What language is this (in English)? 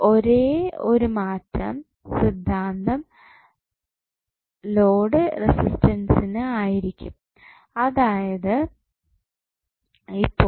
Malayalam